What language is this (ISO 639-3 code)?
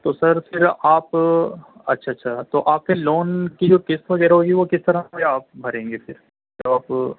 urd